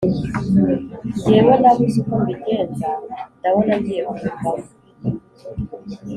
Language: Kinyarwanda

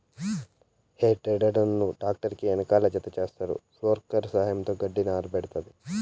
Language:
Telugu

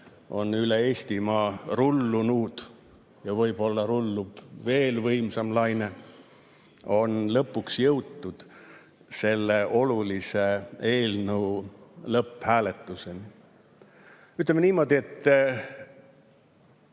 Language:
Estonian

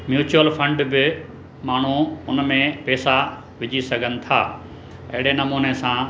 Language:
Sindhi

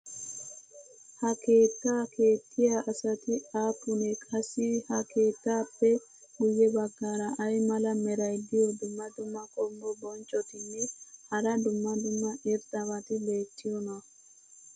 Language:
Wolaytta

